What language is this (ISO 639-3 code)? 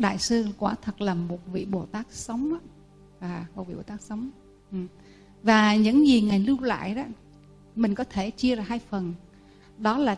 vie